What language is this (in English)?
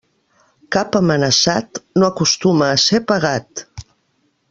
Catalan